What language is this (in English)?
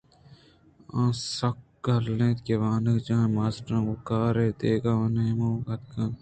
Eastern Balochi